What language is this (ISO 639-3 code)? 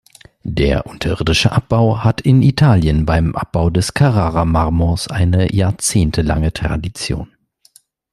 deu